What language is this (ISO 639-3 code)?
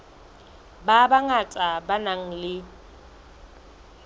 sot